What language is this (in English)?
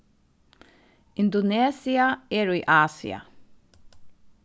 Faroese